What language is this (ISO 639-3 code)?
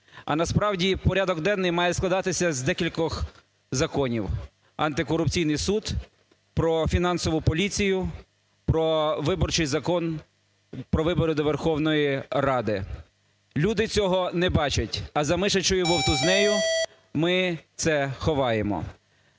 ukr